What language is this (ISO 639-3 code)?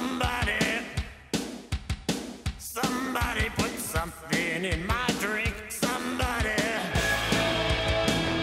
hrv